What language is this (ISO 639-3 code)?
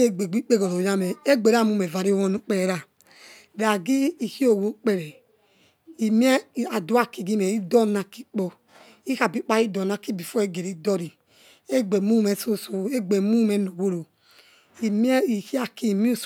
ets